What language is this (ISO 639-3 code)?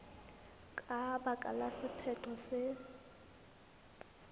sot